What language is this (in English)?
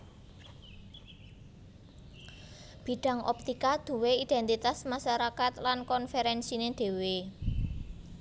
Javanese